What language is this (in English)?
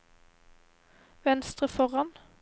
Norwegian